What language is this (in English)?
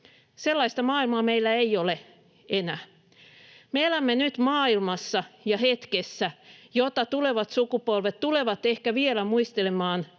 Finnish